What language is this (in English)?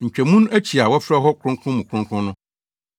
Akan